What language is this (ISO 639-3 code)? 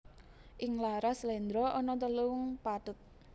jav